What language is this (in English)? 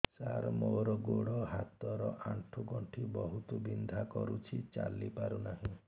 Odia